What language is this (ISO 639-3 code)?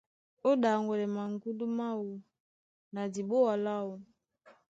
dua